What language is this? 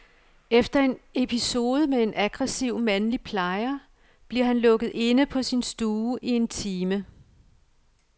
Danish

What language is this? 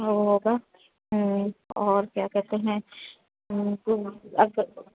Urdu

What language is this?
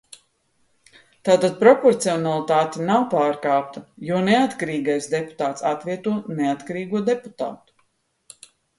Latvian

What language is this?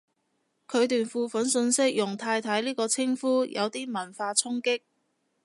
Cantonese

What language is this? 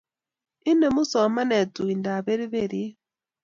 Kalenjin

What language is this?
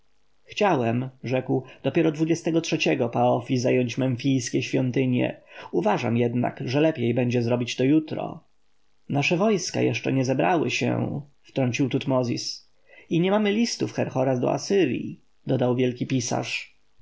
Polish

